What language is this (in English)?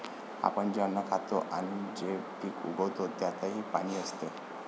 Marathi